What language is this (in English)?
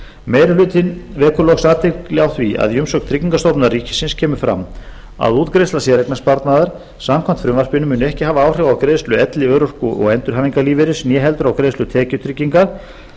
Icelandic